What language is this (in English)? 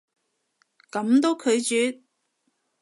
Cantonese